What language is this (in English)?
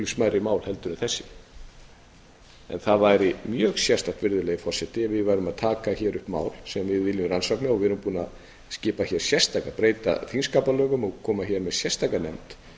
Icelandic